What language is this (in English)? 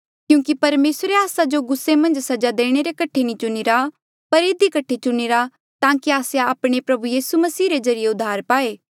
Mandeali